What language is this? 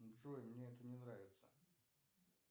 Russian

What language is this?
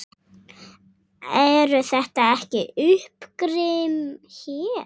Icelandic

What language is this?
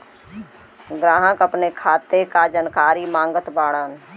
Bhojpuri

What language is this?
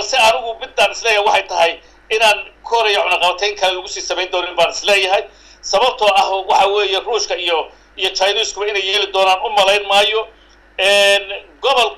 Arabic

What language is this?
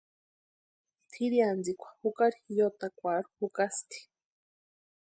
Western Highland Purepecha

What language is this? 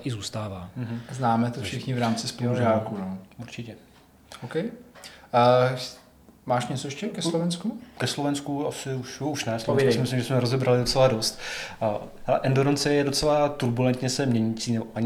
Czech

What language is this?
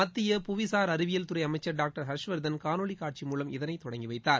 Tamil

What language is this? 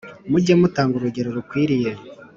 Kinyarwanda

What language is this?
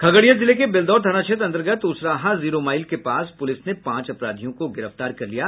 Hindi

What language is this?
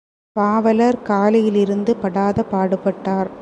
Tamil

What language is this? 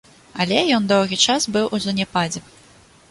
Belarusian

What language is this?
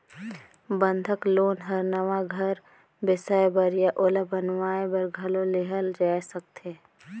Chhattisgarhi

